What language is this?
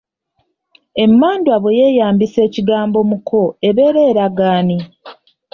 Ganda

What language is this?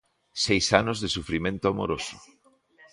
Galician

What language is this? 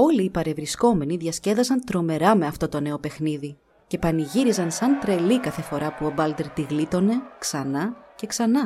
Greek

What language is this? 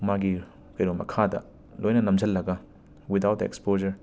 Manipuri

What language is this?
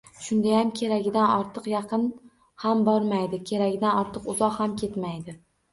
Uzbek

